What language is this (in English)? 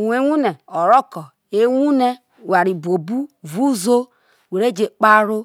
Isoko